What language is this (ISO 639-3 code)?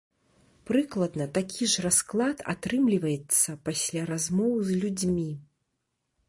bel